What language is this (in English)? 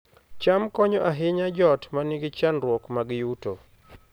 Luo (Kenya and Tanzania)